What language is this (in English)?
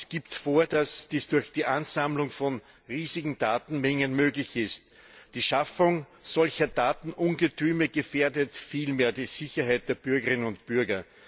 German